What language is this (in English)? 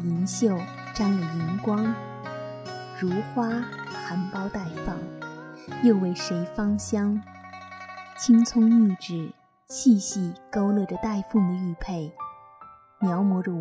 Chinese